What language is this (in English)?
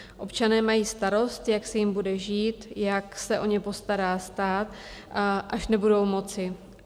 Czech